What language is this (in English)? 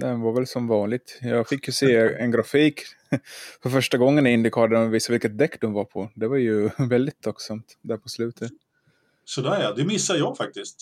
Swedish